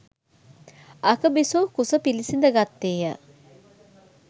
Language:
Sinhala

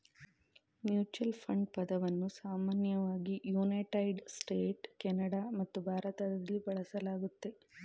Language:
Kannada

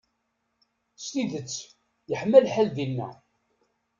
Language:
Kabyle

